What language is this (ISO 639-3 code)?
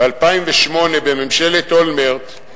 heb